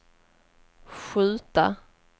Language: Swedish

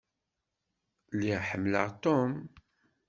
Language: Kabyle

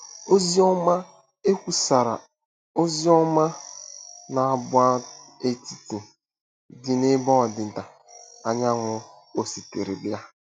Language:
Igbo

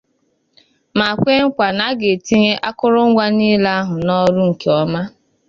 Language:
Igbo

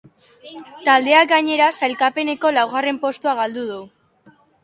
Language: Basque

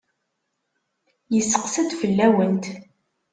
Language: Kabyle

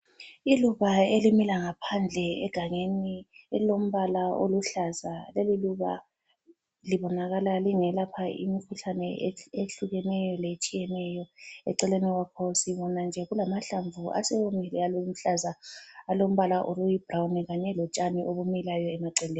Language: North Ndebele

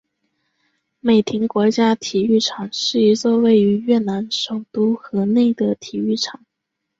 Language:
Chinese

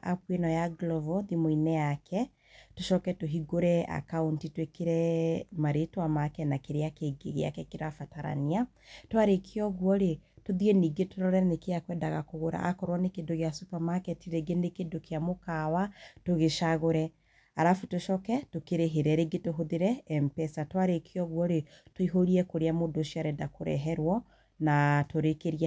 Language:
Kikuyu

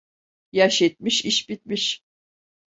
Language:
Turkish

